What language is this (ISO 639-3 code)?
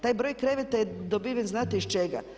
hrv